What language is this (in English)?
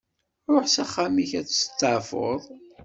Kabyle